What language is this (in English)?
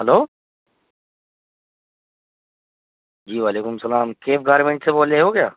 Urdu